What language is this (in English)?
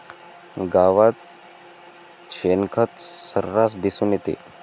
Marathi